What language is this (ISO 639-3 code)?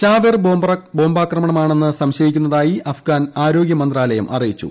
mal